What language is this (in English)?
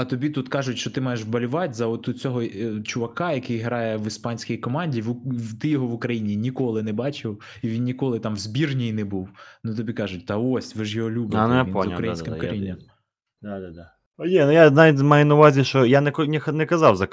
Ukrainian